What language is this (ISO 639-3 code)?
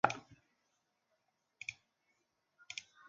zho